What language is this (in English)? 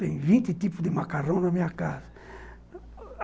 Portuguese